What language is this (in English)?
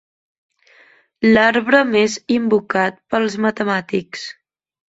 Catalan